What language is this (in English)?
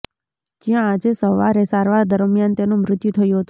Gujarati